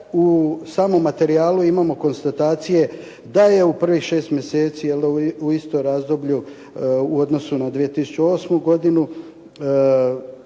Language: Croatian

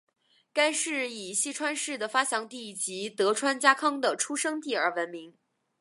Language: Chinese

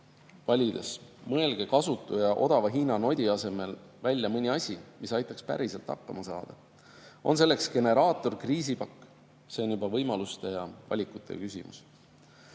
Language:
Estonian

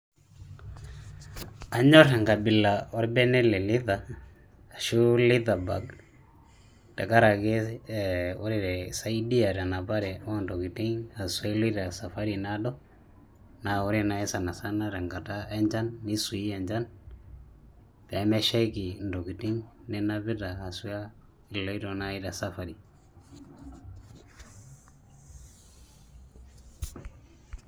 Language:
Masai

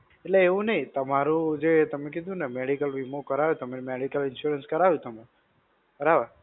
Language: Gujarati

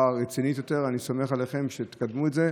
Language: Hebrew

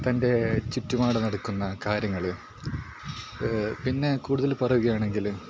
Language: Malayalam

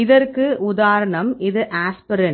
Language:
Tamil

